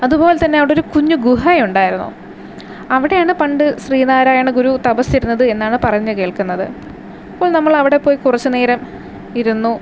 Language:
Malayalam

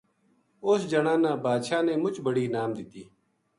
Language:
Gujari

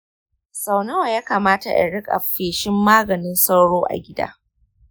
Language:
Hausa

